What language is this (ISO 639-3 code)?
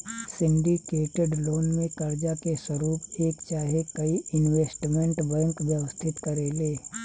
bho